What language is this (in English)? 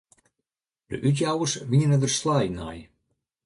Western Frisian